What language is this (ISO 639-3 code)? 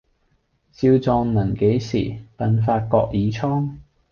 yue